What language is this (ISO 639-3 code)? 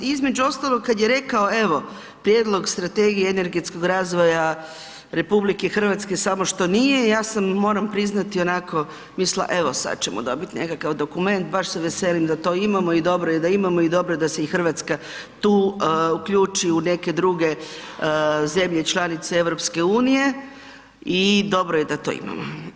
hrv